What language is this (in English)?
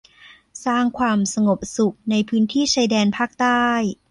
Thai